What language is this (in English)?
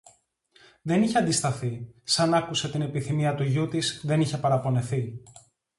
Greek